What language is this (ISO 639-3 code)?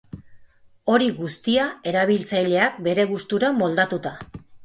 eus